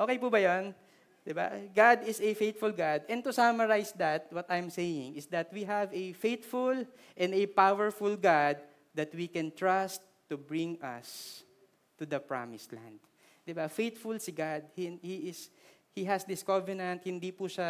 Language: Filipino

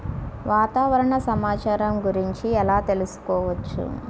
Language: Telugu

